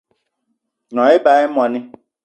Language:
Eton (Cameroon)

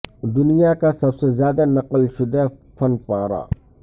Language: Urdu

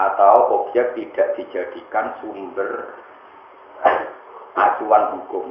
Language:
Indonesian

